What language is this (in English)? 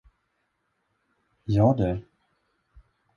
Swedish